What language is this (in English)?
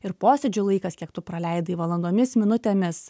Lithuanian